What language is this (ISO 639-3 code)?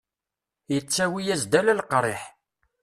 kab